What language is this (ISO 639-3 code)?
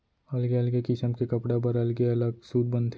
hne